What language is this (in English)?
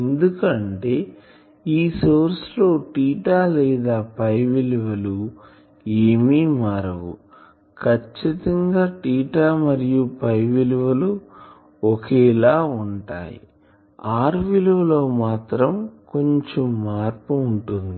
Telugu